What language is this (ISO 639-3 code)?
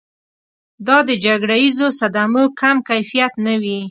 pus